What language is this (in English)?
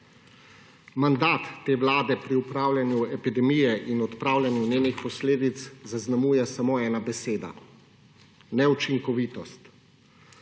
Slovenian